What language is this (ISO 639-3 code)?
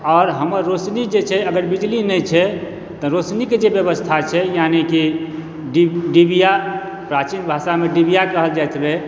mai